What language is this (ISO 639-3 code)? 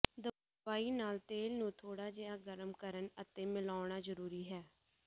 pan